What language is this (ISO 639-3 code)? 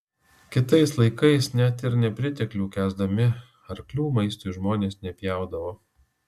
lit